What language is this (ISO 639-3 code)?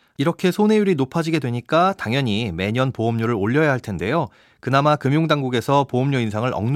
kor